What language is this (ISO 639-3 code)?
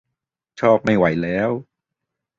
tha